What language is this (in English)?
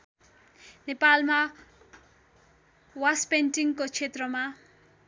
Nepali